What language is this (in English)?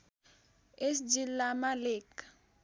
Nepali